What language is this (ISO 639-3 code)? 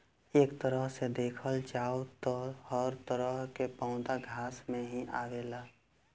bho